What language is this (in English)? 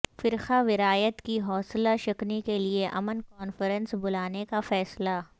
Urdu